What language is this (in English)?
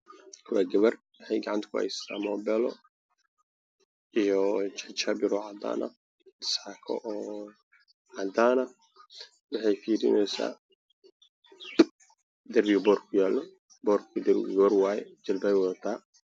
Somali